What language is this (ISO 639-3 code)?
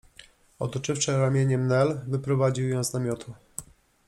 pol